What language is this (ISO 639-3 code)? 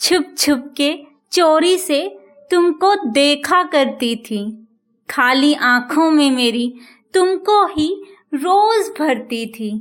hin